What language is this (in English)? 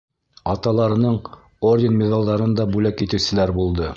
Bashkir